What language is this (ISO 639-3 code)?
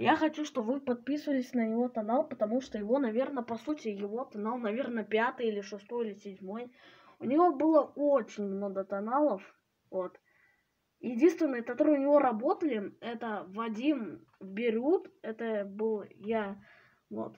rus